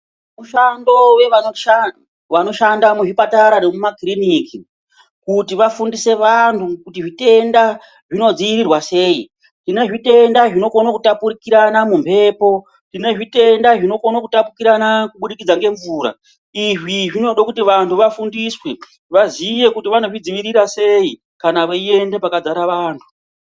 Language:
Ndau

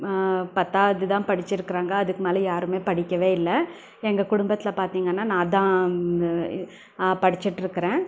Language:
Tamil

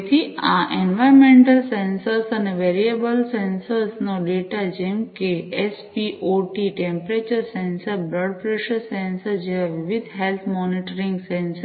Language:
Gujarati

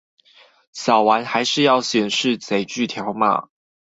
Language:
Chinese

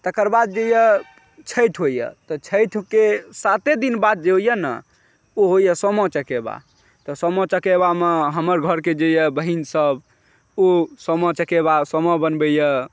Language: Maithili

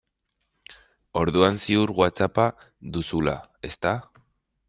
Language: Basque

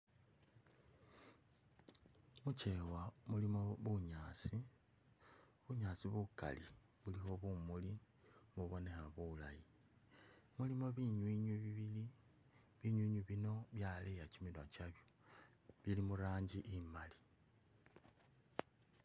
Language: Masaaba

